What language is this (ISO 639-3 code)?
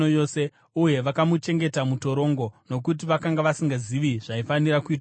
sna